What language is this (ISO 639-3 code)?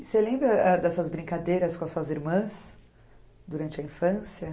por